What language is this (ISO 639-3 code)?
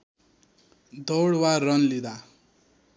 nep